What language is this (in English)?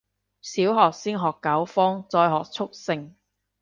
Cantonese